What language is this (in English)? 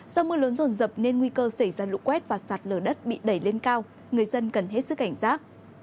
Vietnamese